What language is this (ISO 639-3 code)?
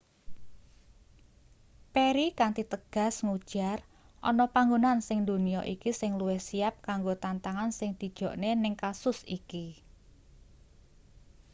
jav